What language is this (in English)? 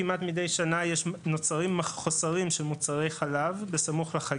Hebrew